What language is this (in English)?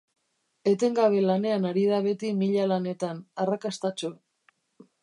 Basque